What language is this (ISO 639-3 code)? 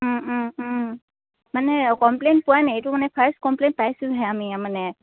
asm